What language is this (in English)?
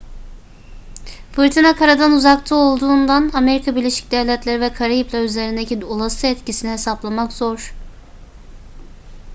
Turkish